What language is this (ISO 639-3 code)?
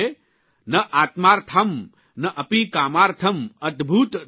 guj